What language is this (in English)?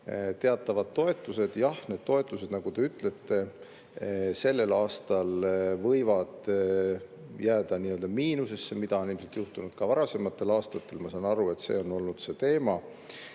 Estonian